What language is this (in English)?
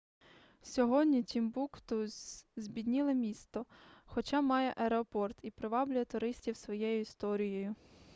Ukrainian